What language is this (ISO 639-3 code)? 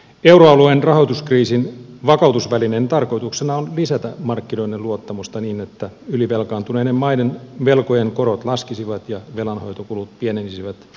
fin